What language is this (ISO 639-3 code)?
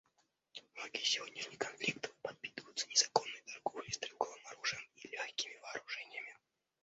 rus